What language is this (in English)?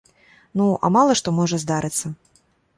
Belarusian